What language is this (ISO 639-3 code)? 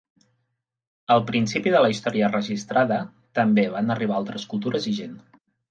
cat